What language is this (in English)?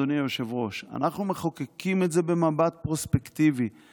Hebrew